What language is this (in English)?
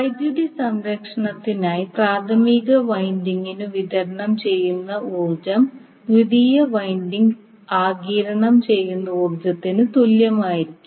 Malayalam